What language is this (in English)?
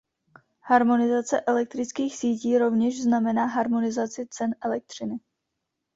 Czech